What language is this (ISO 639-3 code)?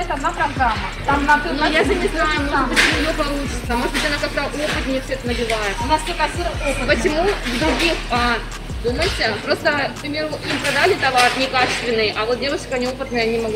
rus